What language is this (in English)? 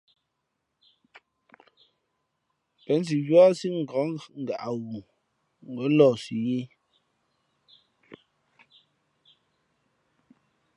Fe'fe'